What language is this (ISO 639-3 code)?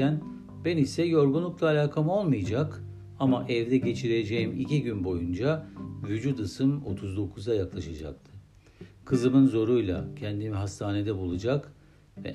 tur